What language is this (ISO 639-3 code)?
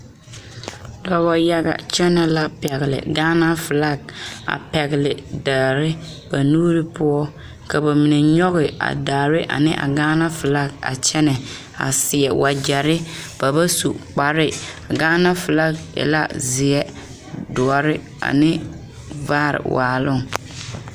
dga